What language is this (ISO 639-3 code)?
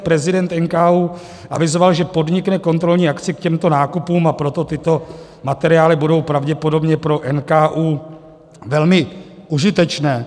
ces